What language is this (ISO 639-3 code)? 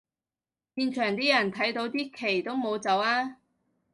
yue